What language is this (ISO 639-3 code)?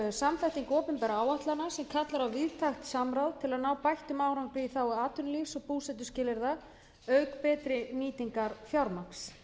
isl